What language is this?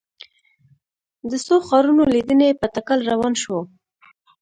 Pashto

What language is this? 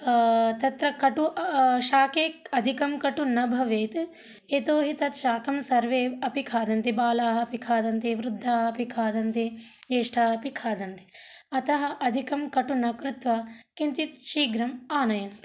Sanskrit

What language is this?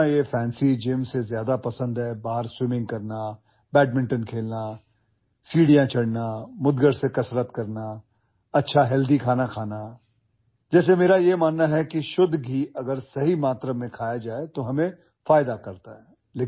Urdu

